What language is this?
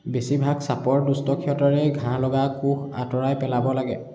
Assamese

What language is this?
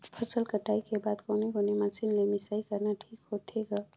Chhattisgarhi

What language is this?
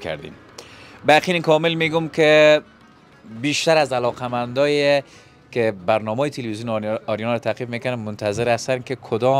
Persian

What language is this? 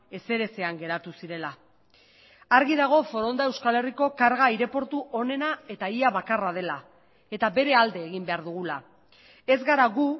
Basque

